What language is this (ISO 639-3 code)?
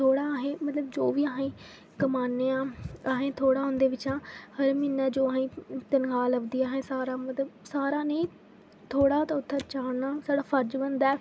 doi